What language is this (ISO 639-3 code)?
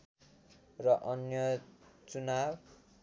nep